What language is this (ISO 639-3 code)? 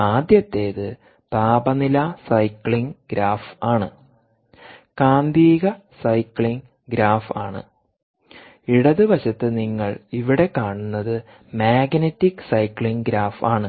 mal